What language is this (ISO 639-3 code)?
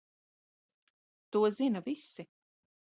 lav